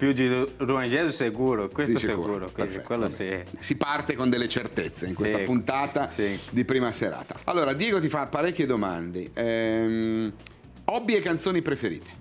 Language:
Italian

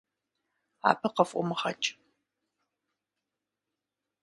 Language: Kabardian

